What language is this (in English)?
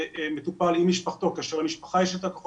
Hebrew